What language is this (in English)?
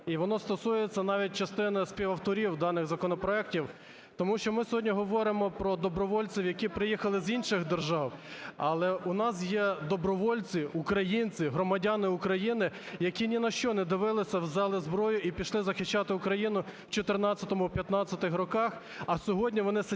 Ukrainian